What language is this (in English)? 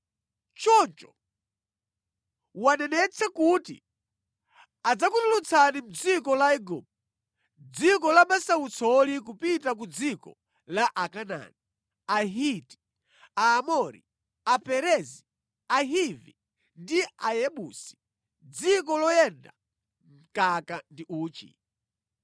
Nyanja